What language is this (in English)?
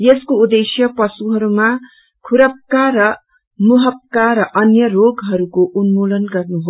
Nepali